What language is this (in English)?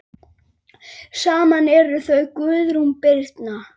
Icelandic